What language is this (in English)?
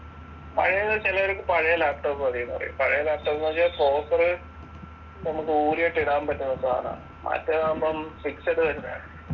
Malayalam